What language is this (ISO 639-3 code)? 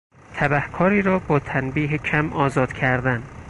fas